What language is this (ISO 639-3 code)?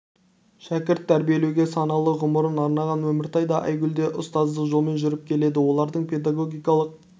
kaz